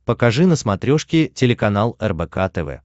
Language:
Russian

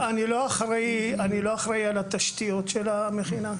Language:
Hebrew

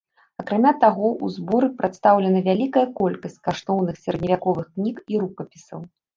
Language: Belarusian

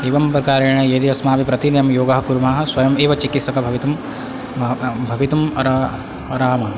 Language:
Sanskrit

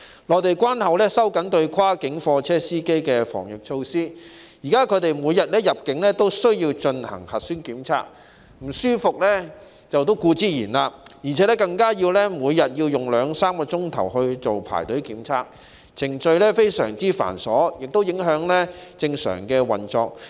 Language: Cantonese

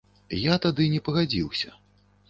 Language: Belarusian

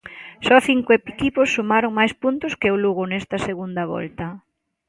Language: Galician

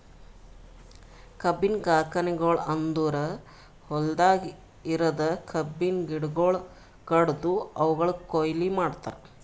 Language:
Kannada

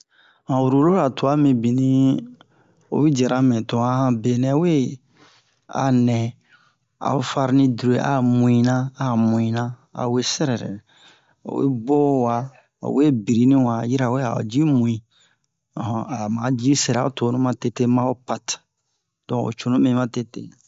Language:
Bomu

